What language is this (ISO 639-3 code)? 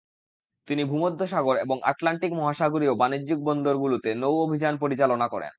ben